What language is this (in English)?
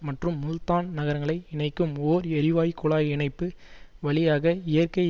Tamil